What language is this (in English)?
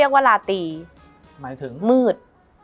Thai